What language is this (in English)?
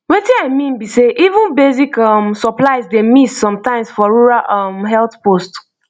Nigerian Pidgin